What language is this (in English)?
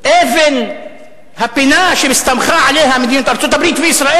Hebrew